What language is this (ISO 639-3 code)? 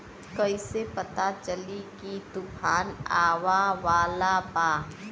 bho